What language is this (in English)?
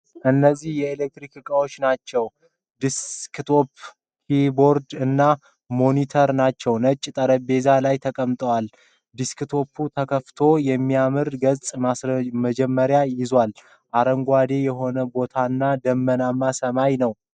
Amharic